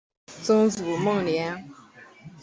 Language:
Chinese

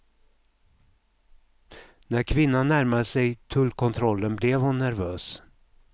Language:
Swedish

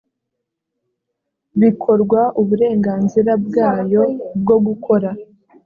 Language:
Kinyarwanda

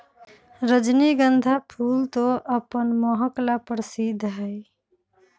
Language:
Magahi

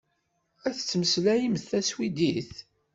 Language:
Kabyle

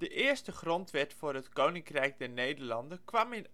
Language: Dutch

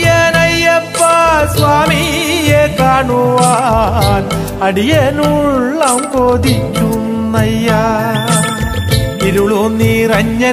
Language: Arabic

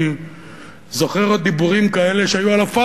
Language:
Hebrew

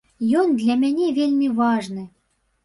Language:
Belarusian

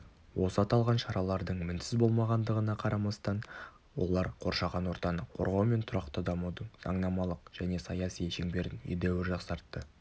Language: Kazakh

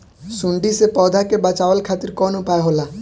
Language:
Bhojpuri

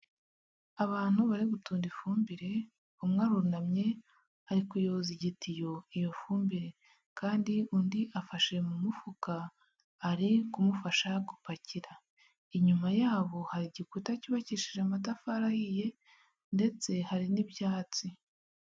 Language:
Kinyarwanda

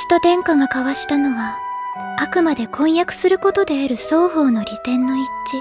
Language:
Japanese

